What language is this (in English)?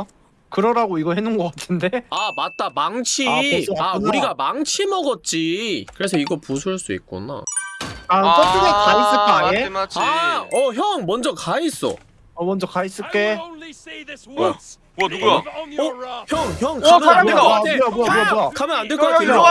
Korean